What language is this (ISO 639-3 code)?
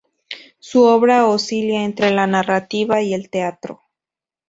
spa